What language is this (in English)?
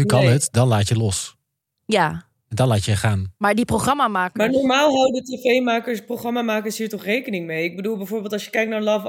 Dutch